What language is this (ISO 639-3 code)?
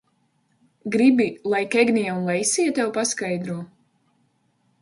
lav